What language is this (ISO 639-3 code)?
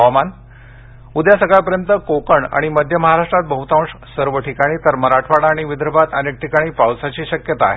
mar